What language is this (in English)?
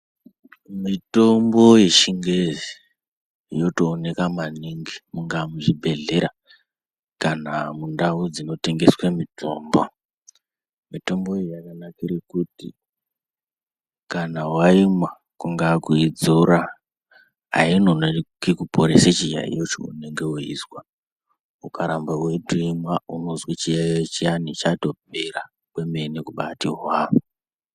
Ndau